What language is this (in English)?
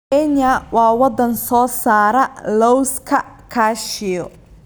Somali